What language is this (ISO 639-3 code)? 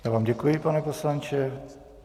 ces